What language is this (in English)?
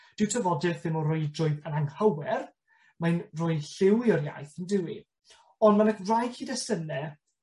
Welsh